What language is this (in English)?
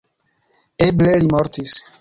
Esperanto